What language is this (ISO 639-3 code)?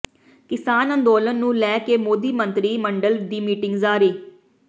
pan